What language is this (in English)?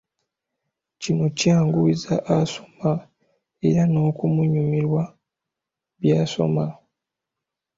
Ganda